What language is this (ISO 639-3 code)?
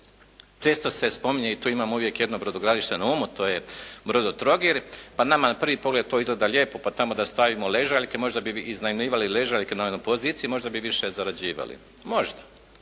hrv